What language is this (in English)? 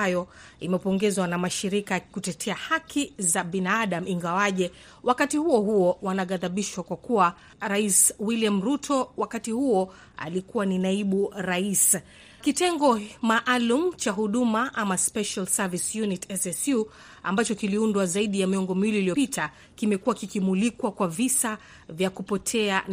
Swahili